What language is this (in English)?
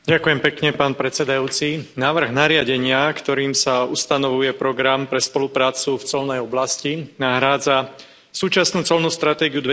Slovak